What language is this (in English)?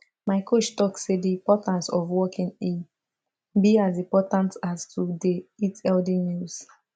Nigerian Pidgin